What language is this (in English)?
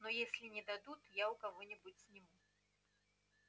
Russian